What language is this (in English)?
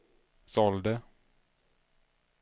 Swedish